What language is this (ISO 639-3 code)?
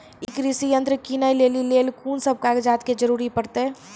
mai